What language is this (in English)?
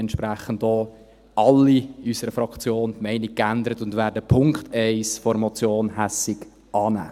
Swiss German